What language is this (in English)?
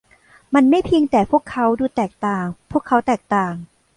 Thai